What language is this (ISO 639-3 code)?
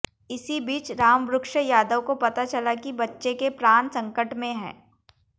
hin